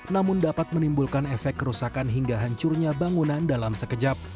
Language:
Indonesian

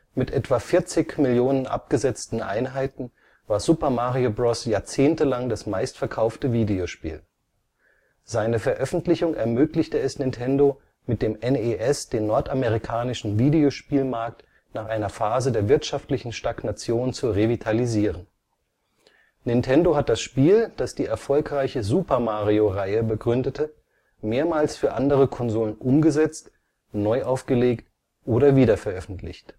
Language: German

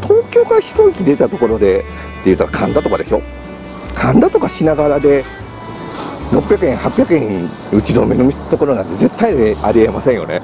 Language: Japanese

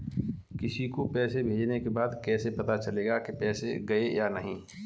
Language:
Hindi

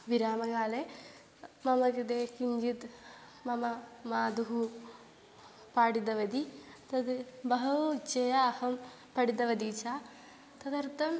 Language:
Sanskrit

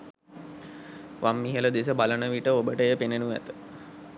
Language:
Sinhala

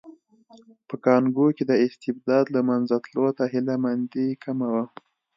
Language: Pashto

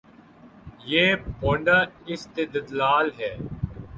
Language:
Urdu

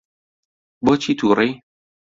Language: Central Kurdish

